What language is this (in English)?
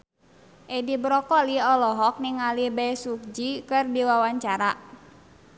Sundanese